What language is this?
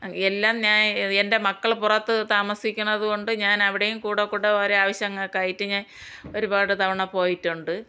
Malayalam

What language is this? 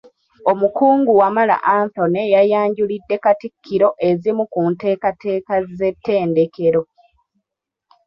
Ganda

